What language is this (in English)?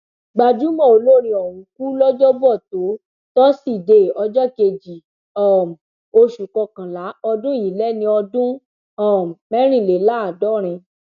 Yoruba